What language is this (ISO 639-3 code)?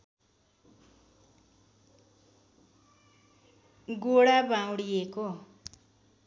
nep